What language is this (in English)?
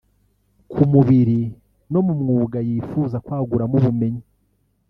Kinyarwanda